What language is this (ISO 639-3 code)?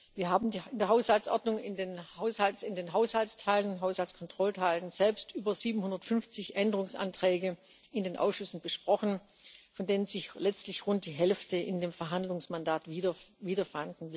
deu